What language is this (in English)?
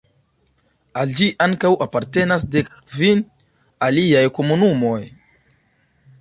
Esperanto